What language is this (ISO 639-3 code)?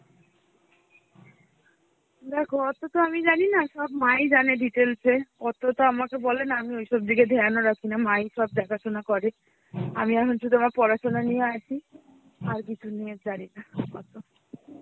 ben